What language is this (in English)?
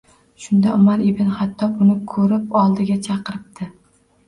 Uzbek